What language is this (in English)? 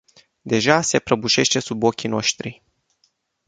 Romanian